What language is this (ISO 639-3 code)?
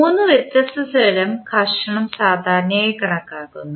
mal